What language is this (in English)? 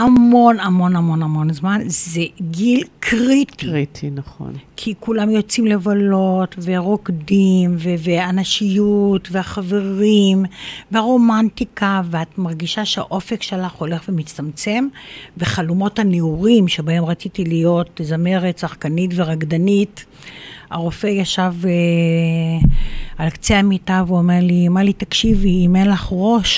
Hebrew